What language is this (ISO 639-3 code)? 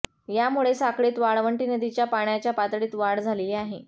mar